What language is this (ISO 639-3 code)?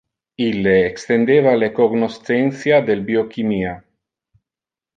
ina